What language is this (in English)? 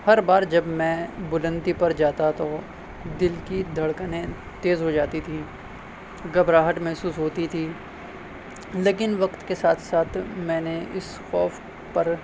Urdu